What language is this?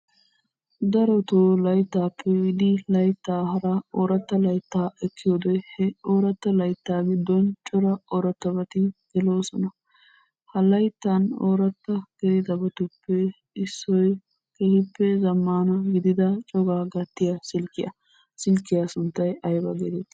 Wolaytta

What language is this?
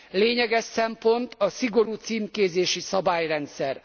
Hungarian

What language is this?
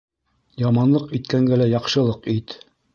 Bashkir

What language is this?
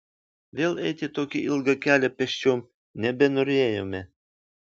Lithuanian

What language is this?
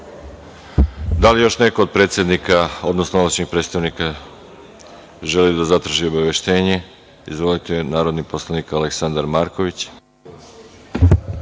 Serbian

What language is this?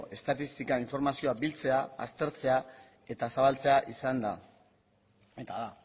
Basque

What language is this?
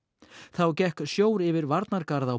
Icelandic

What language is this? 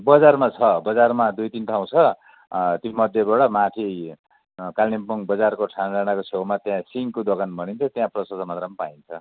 Nepali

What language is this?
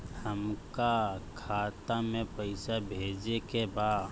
Bhojpuri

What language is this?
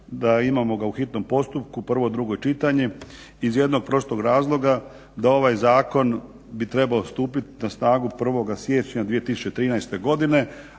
Croatian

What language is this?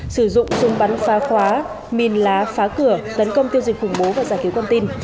Vietnamese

